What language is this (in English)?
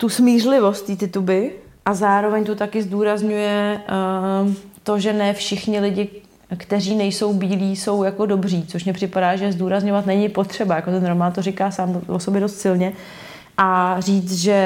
Czech